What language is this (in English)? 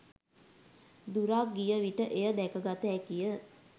Sinhala